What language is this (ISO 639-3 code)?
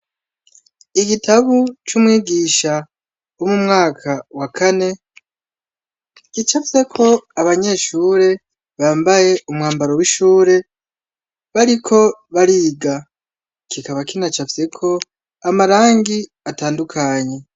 run